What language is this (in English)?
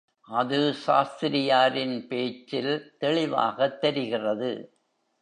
Tamil